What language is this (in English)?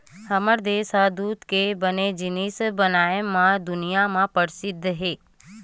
Chhattisgarhi